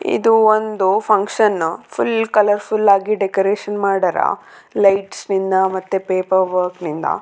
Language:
Kannada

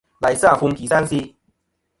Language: Kom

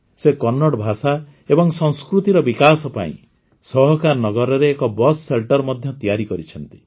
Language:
Odia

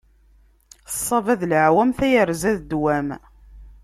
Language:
Kabyle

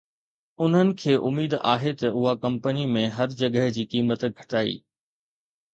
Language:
Sindhi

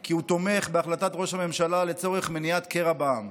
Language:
Hebrew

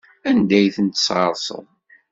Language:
Kabyle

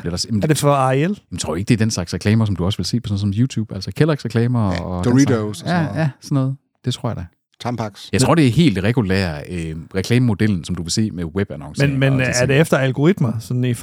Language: Danish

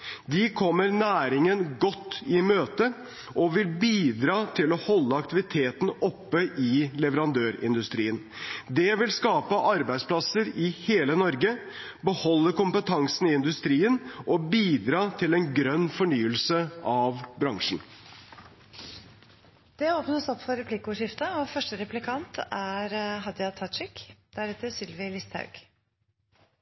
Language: Norwegian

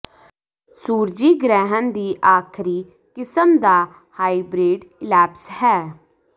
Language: Punjabi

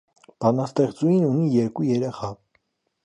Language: Armenian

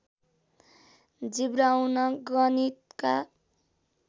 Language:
Nepali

